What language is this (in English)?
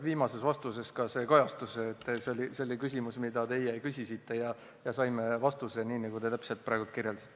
Estonian